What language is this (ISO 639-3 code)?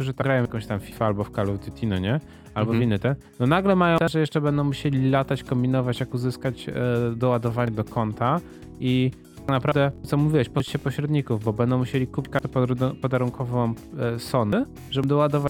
pol